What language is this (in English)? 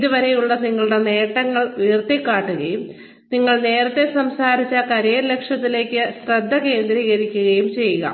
Malayalam